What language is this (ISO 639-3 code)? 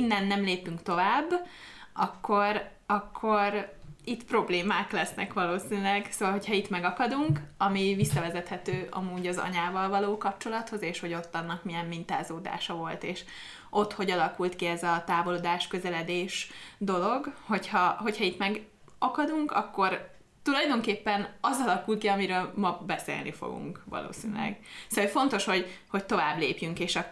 hun